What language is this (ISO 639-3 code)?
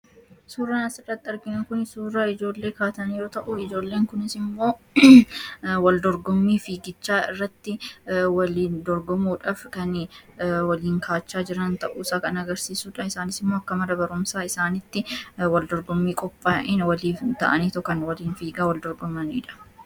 orm